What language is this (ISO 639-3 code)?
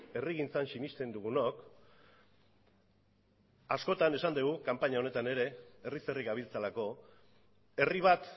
eus